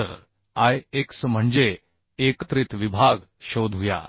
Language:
Marathi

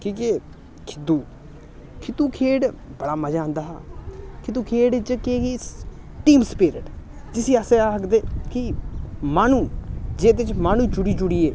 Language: Dogri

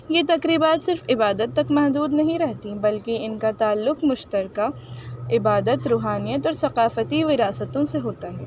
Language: Urdu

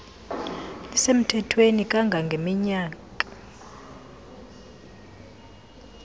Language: Xhosa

